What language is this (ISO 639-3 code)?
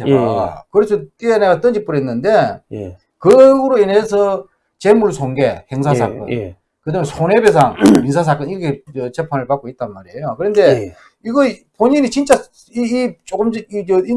kor